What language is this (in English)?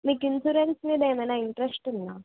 Telugu